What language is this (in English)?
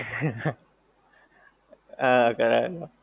Gujarati